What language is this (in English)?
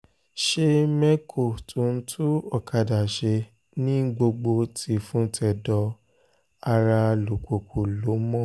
Yoruba